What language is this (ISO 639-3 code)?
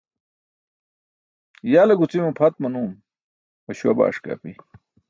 bsk